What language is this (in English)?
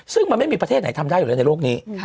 Thai